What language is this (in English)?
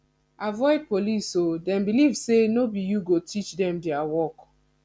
Nigerian Pidgin